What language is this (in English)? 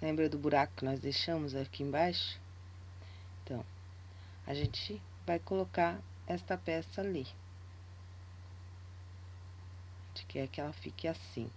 Portuguese